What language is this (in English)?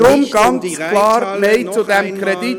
Swiss German